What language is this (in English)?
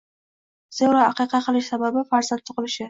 Uzbek